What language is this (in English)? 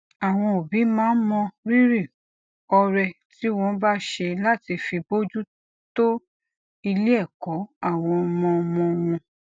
Yoruba